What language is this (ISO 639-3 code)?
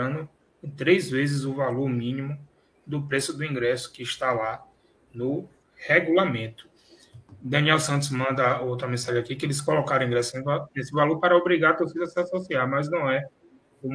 por